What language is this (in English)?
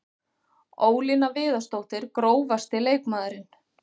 Icelandic